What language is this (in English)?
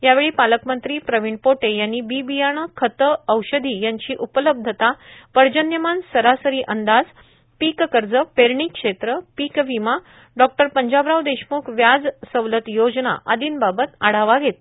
Marathi